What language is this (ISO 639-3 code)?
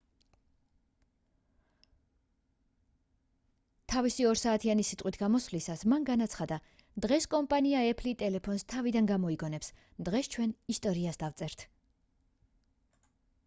kat